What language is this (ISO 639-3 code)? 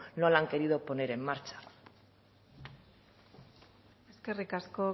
spa